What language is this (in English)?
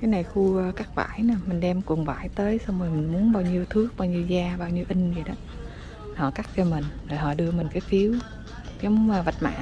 Vietnamese